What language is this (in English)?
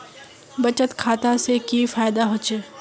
Magahi